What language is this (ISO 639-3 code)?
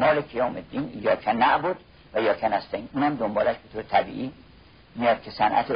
fas